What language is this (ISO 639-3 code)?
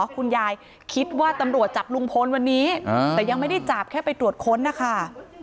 tha